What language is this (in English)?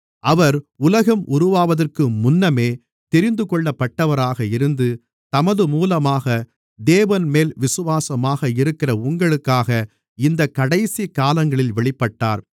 Tamil